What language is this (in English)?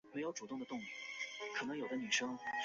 Chinese